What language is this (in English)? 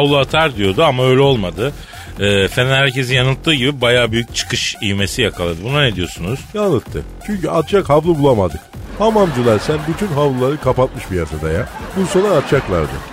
Turkish